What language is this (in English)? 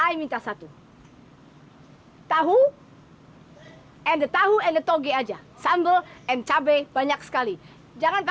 Indonesian